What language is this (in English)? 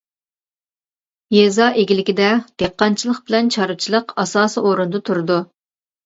Uyghur